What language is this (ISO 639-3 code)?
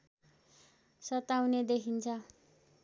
nep